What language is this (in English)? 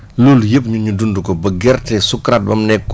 Wolof